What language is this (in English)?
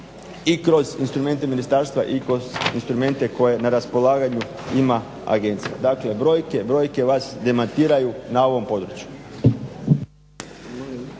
Croatian